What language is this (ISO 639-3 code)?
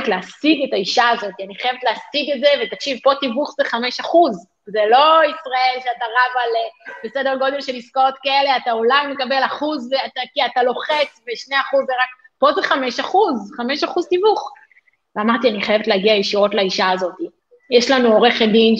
heb